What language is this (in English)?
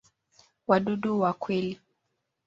Swahili